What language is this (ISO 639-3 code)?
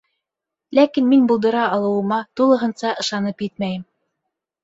bak